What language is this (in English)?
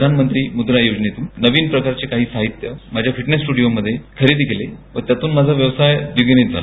Marathi